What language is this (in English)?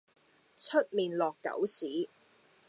Cantonese